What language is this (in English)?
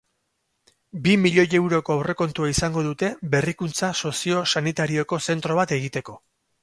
Basque